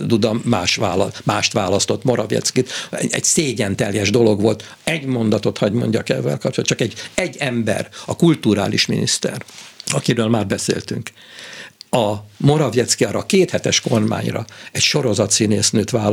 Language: Hungarian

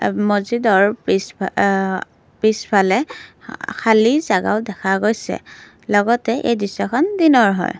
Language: Assamese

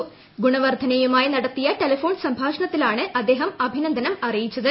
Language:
Malayalam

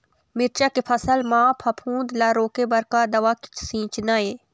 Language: Chhattisgarhi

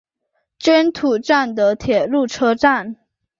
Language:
Chinese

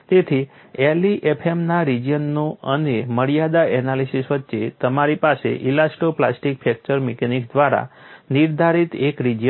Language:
Gujarati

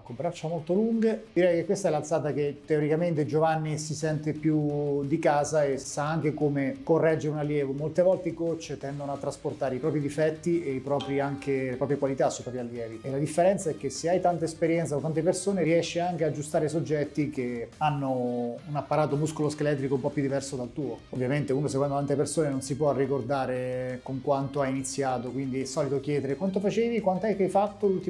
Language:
Italian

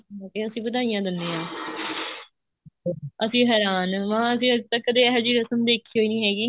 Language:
Punjabi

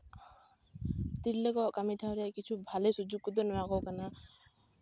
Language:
Santali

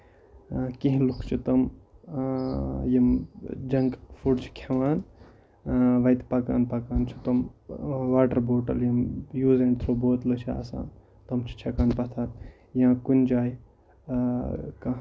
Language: Kashmiri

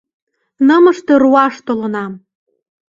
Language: Mari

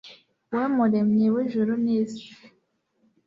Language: Kinyarwanda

